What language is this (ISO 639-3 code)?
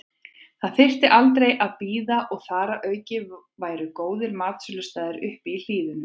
isl